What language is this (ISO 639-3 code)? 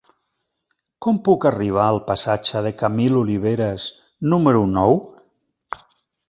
cat